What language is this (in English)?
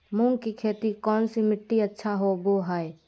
Magahi